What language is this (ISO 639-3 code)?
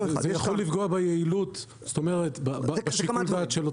heb